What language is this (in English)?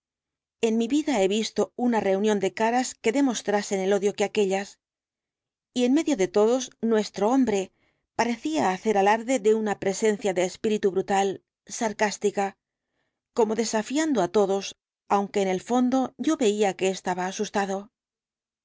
Spanish